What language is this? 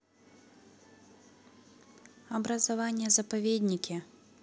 Russian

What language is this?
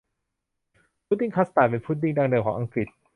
Thai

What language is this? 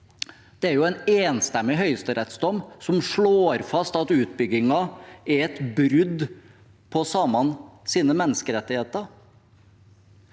Norwegian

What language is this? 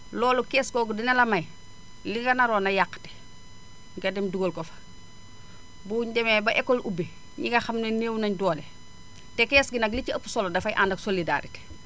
Wolof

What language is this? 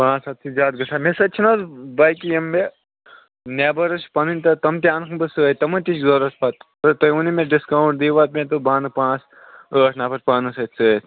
Kashmiri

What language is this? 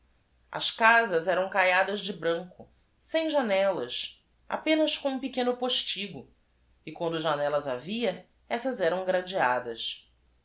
Portuguese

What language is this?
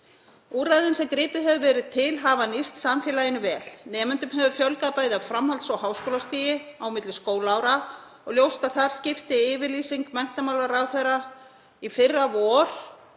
Icelandic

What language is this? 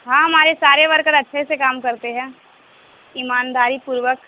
Urdu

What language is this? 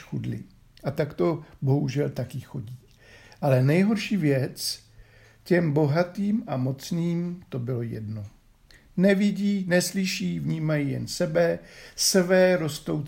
Czech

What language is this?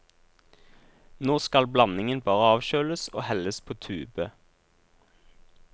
Norwegian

